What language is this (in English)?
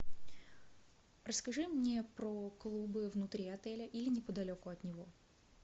Russian